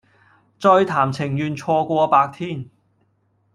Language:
Cantonese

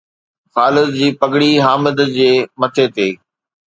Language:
Sindhi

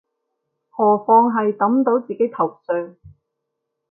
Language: Cantonese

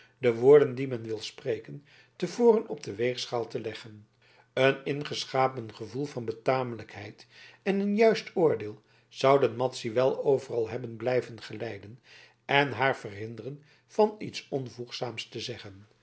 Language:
Dutch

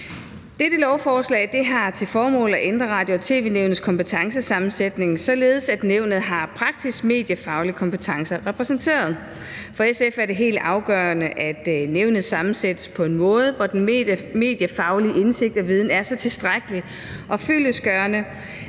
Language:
Danish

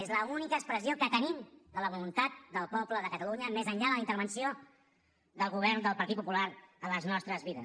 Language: Catalan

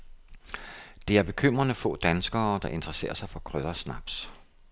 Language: Danish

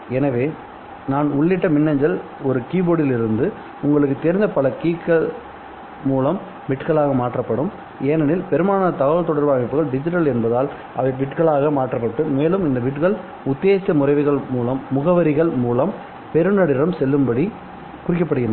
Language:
Tamil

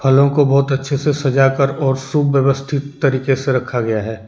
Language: Hindi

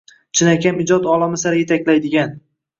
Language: Uzbek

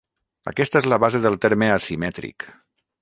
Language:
Catalan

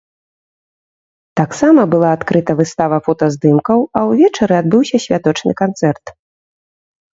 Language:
Belarusian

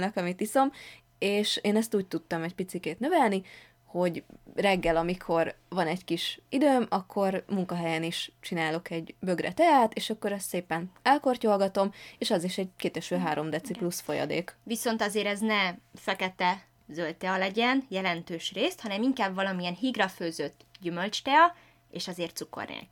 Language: Hungarian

